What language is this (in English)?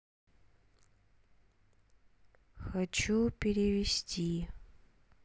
Russian